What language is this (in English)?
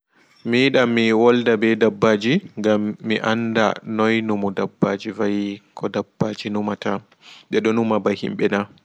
Fula